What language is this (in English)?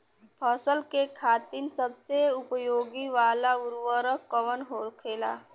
Bhojpuri